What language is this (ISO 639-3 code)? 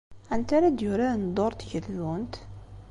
kab